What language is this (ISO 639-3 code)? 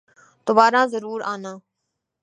urd